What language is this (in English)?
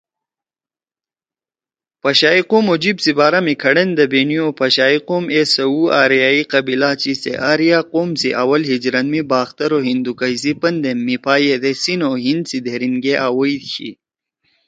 Torwali